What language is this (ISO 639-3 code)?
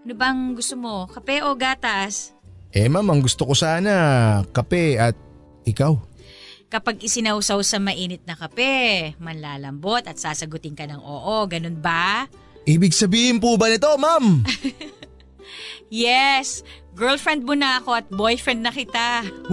fil